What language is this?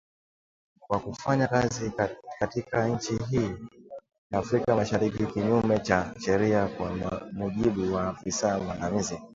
Swahili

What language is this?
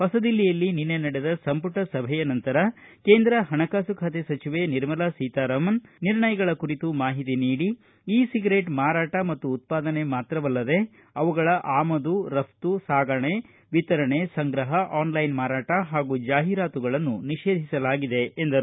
Kannada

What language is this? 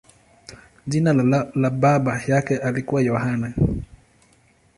Swahili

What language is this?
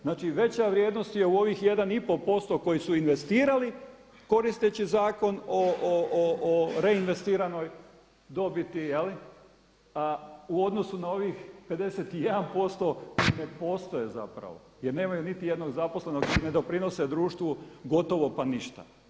Croatian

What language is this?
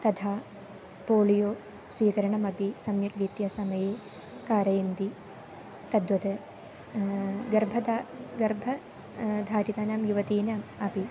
Sanskrit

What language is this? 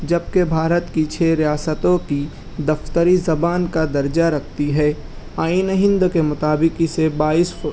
Urdu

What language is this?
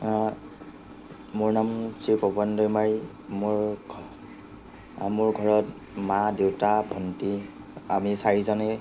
Assamese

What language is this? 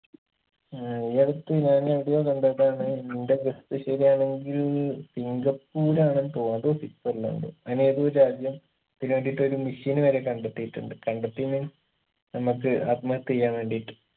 Malayalam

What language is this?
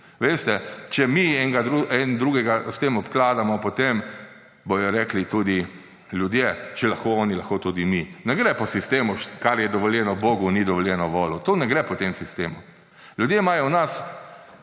Slovenian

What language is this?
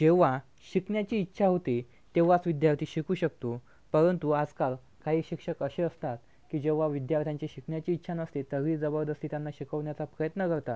Marathi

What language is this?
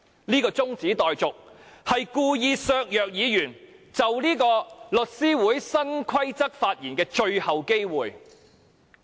Cantonese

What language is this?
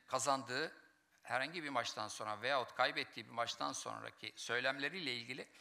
Turkish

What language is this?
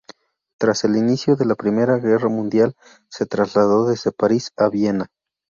Spanish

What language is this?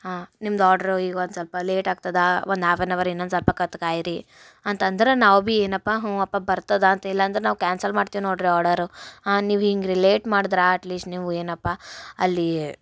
Kannada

